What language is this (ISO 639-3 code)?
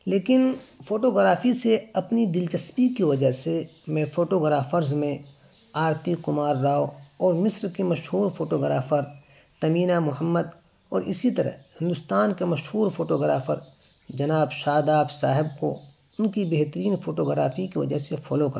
urd